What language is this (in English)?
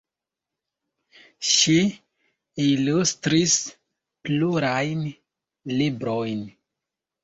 Esperanto